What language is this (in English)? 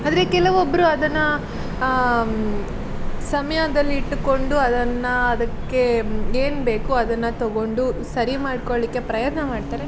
Kannada